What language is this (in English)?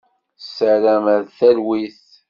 Kabyle